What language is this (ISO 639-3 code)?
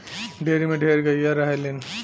bho